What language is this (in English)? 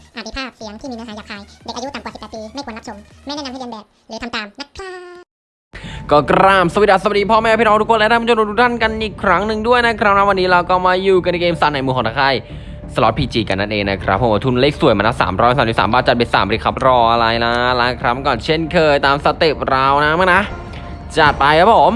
Thai